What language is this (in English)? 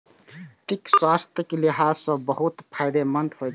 Maithili